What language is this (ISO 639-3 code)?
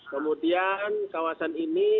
ind